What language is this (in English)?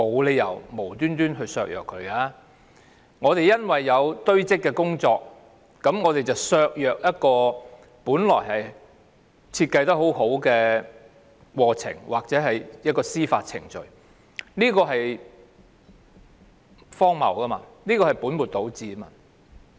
Cantonese